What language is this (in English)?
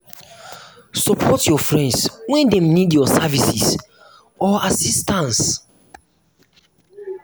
Nigerian Pidgin